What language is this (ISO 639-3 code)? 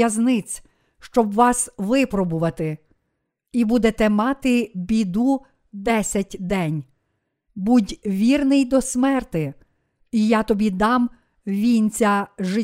ukr